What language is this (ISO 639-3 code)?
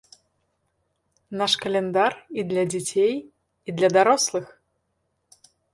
bel